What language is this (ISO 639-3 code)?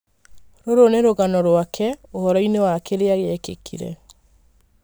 kik